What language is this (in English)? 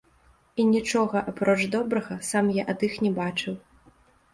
Belarusian